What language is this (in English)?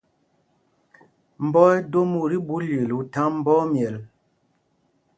Mpumpong